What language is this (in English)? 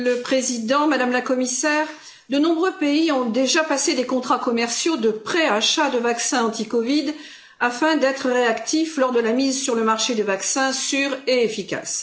French